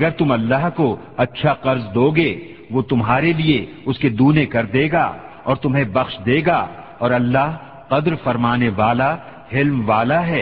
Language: Urdu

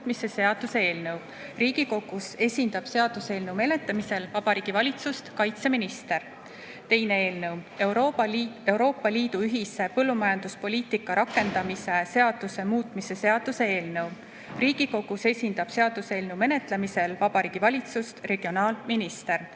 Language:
Estonian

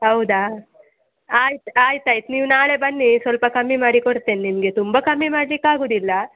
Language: Kannada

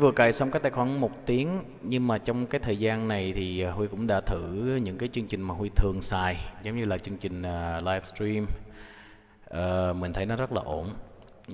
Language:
Vietnamese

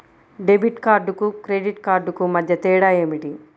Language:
Telugu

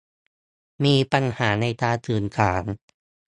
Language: Thai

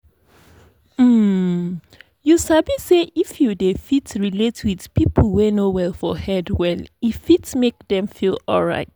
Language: Nigerian Pidgin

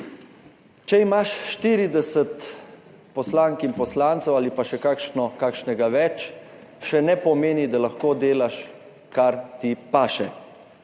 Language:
Slovenian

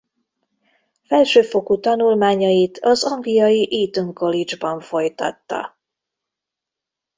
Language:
Hungarian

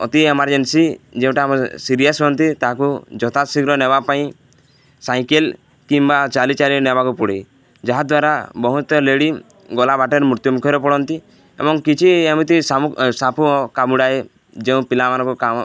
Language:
Odia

